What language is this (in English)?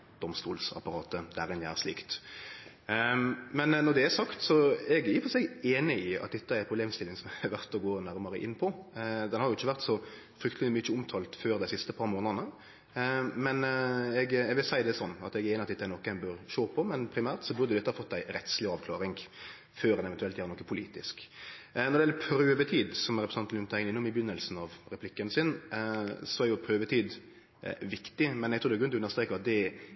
Norwegian Nynorsk